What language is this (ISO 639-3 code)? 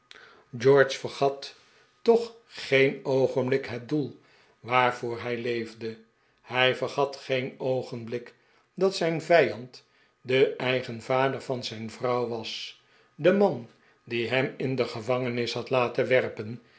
nld